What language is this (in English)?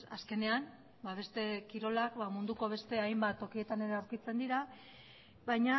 Basque